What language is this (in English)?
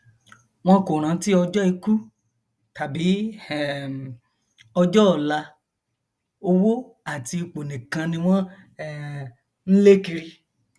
Yoruba